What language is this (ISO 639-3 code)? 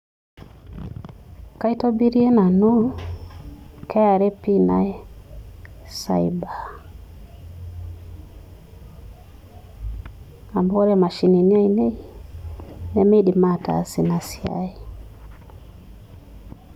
mas